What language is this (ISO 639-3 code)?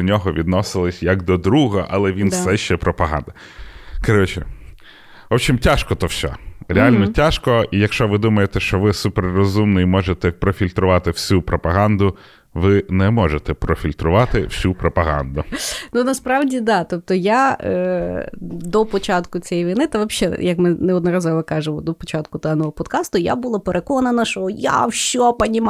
ukr